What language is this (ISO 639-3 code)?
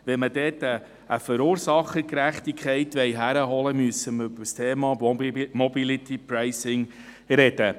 gsw